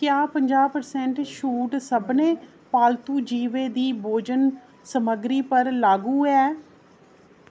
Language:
Dogri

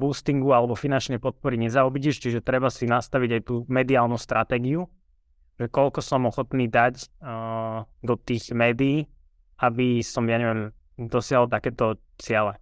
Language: Slovak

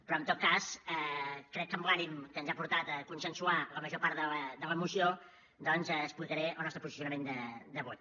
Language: Catalan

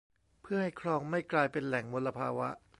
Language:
Thai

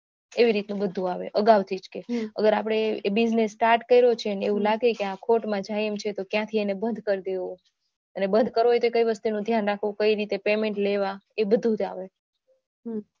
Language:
Gujarati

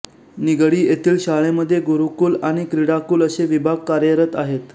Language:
Marathi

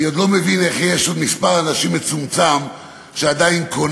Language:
Hebrew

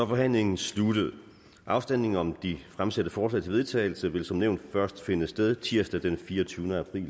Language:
Danish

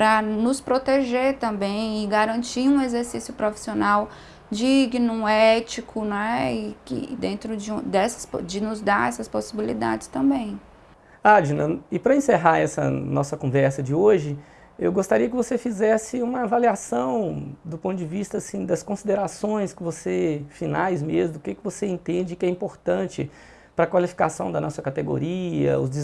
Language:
Portuguese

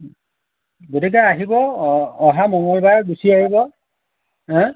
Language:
Assamese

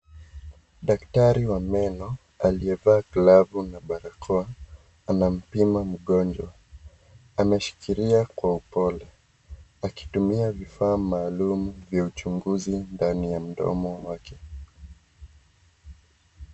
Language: Swahili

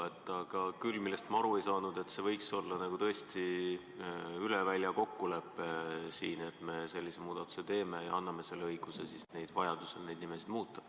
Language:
Estonian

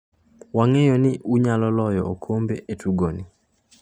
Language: Luo (Kenya and Tanzania)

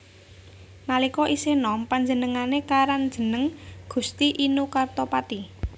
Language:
Javanese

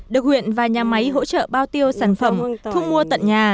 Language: Vietnamese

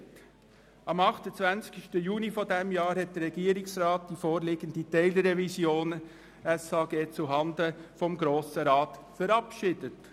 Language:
Swiss German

